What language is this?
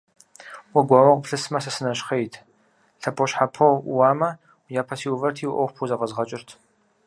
Kabardian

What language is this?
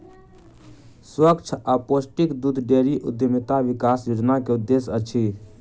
Maithili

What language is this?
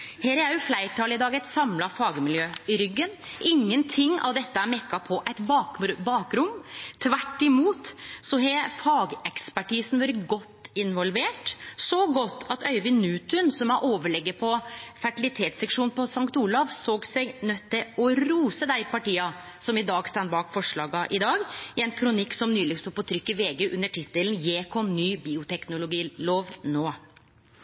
Norwegian Nynorsk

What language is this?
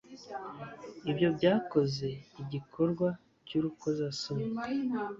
Kinyarwanda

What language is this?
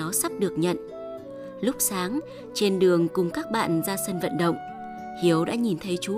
Vietnamese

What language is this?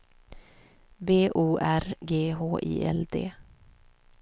Swedish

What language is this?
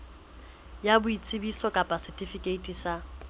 Southern Sotho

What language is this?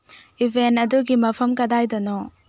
Manipuri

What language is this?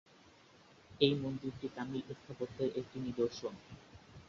Bangla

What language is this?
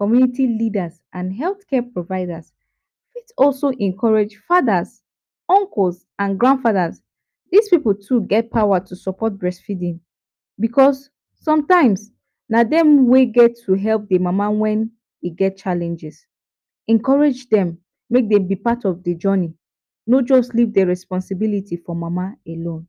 Nigerian Pidgin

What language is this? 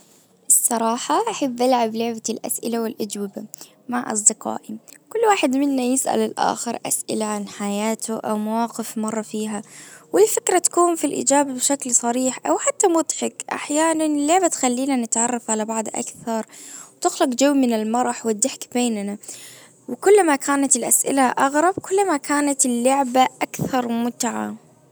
Najdi Arabic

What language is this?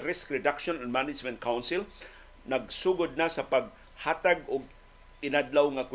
Filipino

